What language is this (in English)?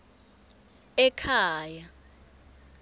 Swati